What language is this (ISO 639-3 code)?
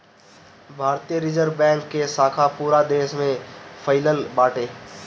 bho